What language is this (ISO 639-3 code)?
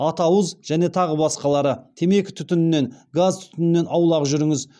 kaz